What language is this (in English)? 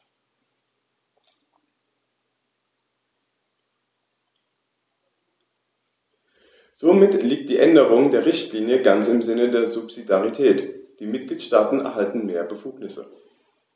German